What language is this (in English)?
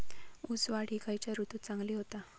Marathi